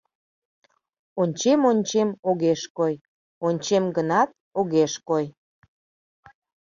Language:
Mari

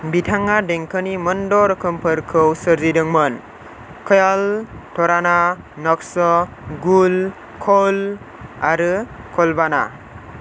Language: Bodo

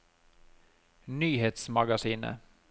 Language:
Norwegian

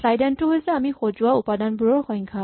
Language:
Assamese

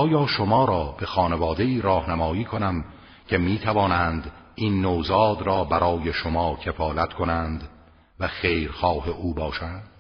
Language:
Persian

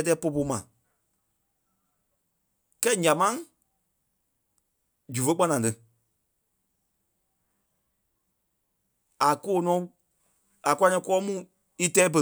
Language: Kpelle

